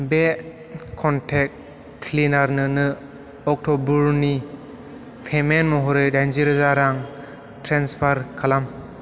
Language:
Bodo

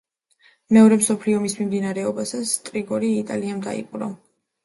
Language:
Georgian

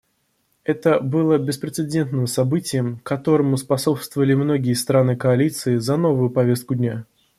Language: Russian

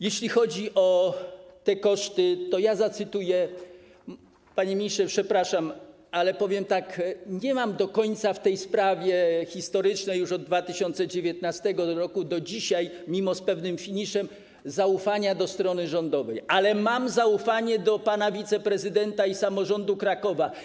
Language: Polish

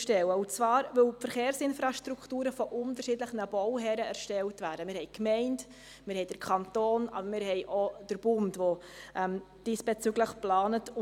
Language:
Swiss German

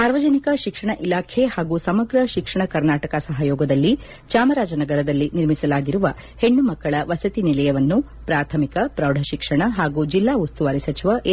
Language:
Kannada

